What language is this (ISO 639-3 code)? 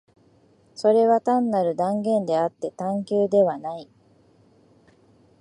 jpn